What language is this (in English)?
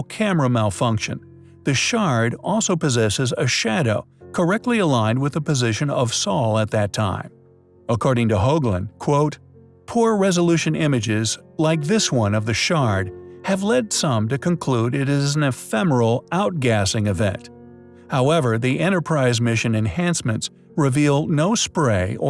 English